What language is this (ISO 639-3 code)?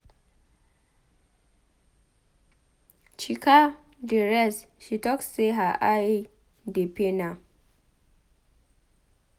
pcm